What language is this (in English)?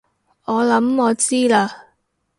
Cantonese